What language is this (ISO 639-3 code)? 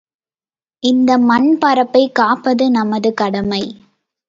tam